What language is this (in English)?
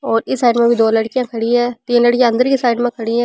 Rajasthani